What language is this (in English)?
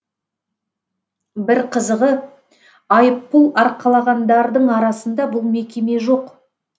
Kazakh